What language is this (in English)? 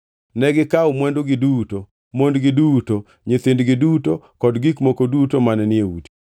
Luo (Kenya and Tanzania)